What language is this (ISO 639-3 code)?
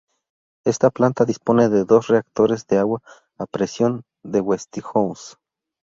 spa